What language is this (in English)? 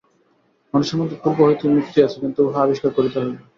Bangla